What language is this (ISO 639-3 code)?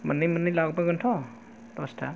brx